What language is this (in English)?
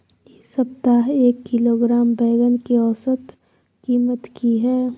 Maithili